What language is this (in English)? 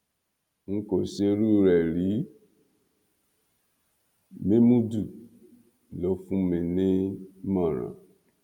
Yoruba